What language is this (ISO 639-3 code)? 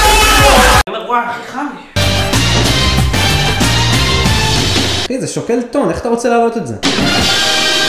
heb